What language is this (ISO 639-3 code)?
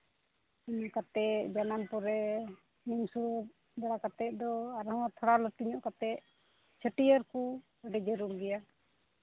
sat